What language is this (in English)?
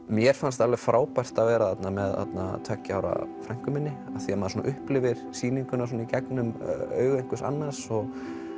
Icelandic